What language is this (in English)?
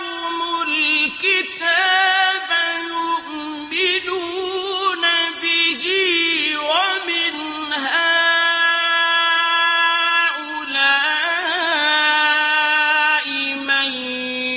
Arabic